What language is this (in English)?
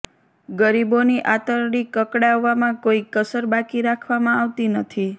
Gujarati